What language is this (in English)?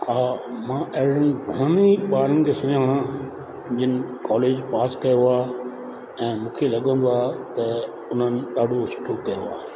Sindhi